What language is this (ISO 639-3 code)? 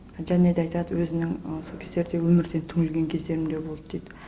kaz